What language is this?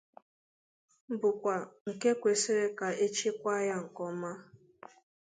Igbo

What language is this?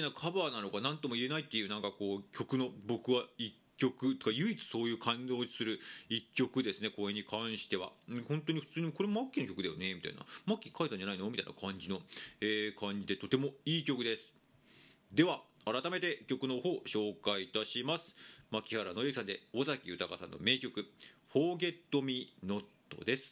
Japanese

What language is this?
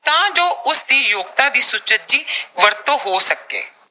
Punjabi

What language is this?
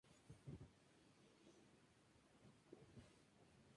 Spanish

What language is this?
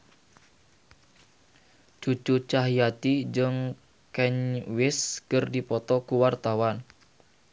Sundanese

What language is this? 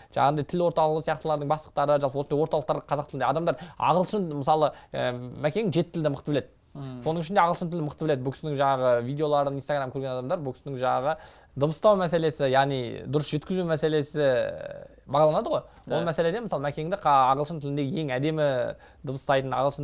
Turkish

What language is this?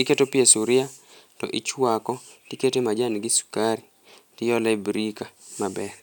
Luo (Kenya and Tanzania)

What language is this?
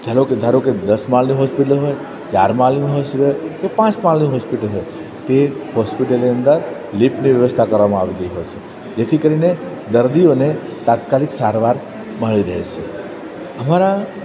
Gujarati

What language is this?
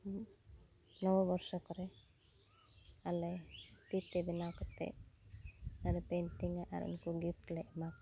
Santali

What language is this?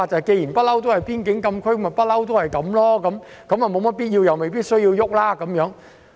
Cantonese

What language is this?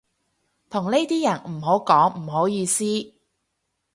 Cantonese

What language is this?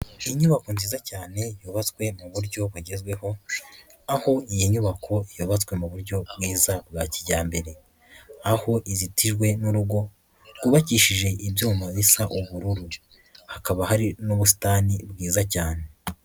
Kinyarwanda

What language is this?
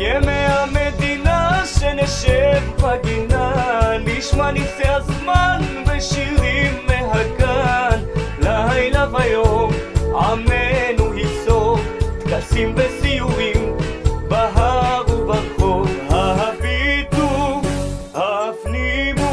Hebrew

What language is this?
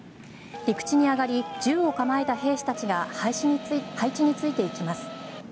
Japanese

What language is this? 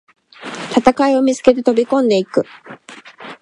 Japanese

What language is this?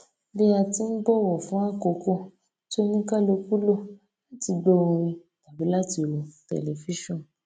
Yoruba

